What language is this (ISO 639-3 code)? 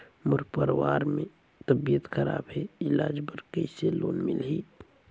hne